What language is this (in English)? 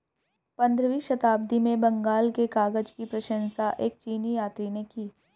Hindi